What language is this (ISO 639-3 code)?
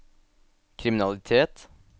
nor